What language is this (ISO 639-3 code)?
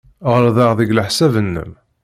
kab